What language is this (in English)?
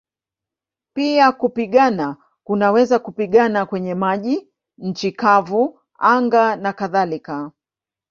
Swahili